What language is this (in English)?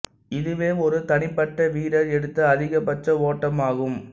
Tamil